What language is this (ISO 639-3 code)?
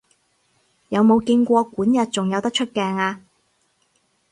yue